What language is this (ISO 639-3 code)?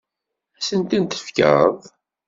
kab